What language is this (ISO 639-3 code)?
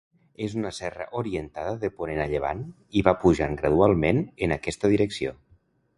cat